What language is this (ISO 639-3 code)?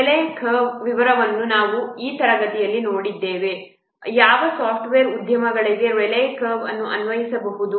kan